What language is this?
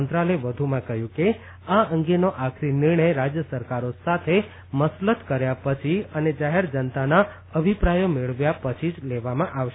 Gujarati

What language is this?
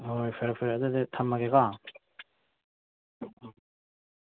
Manipuri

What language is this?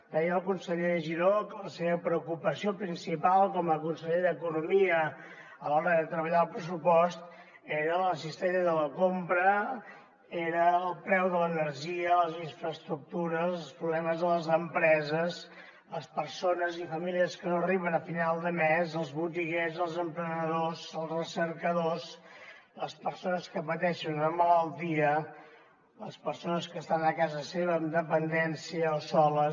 Catalan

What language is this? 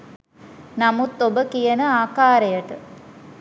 Sinhala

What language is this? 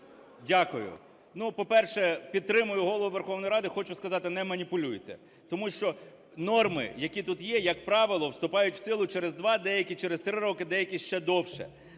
Ukrainian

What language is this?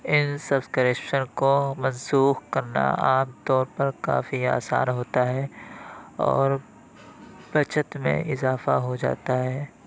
Urdu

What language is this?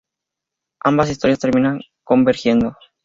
Spanish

